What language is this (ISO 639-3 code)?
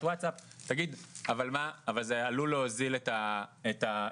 heb